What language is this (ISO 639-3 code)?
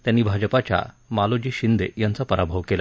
mar